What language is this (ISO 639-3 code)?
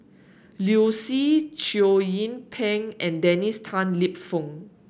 eng